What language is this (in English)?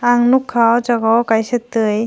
Kok Borok